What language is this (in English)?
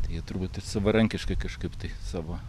Lithuanian